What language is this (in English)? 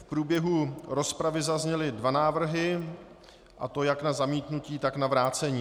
Czech